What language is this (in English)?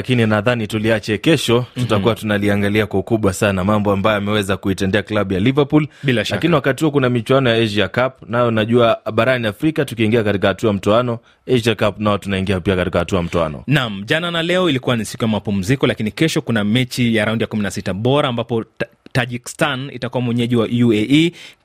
Swahili